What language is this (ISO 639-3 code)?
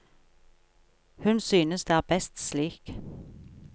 nor